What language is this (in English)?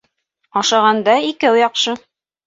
Bashkir